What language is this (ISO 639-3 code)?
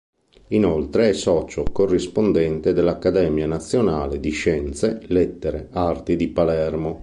ita